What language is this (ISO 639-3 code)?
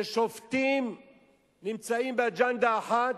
heb